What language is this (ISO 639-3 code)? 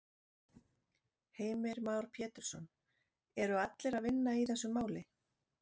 isl